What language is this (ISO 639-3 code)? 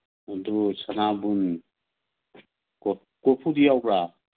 mni